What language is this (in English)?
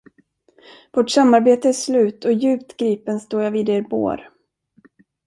Swedish